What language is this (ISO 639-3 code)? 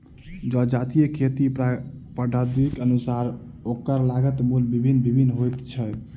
mai